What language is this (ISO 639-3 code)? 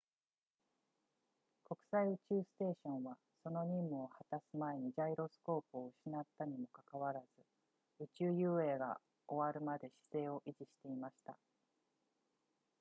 jpn